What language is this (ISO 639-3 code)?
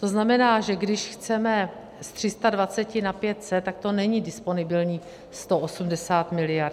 ces